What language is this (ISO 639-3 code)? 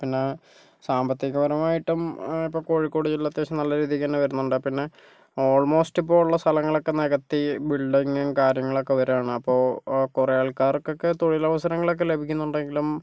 mal